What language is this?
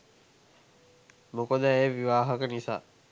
Sinhala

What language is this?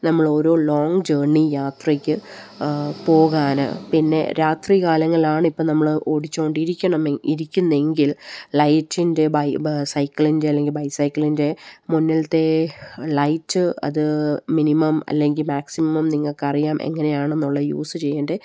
Malayalam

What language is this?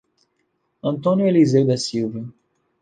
Portuguese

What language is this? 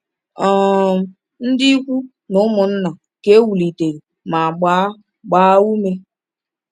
Igbo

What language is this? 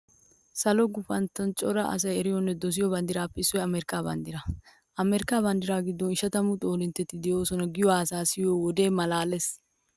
Wolaytta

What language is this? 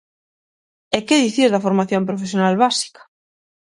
Galician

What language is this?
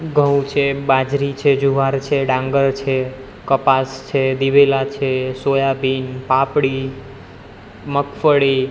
Gujarati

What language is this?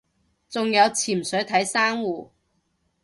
Cantonese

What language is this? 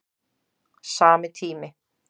Icelandic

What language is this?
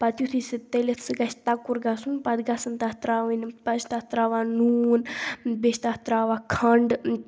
Kashmiri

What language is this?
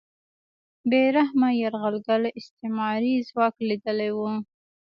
Pashto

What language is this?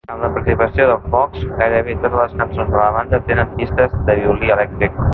Catalan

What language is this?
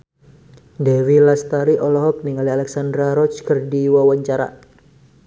Sundanese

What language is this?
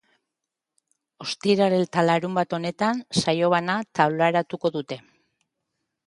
Basque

